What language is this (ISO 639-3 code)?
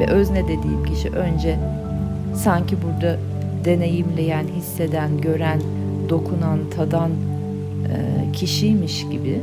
tur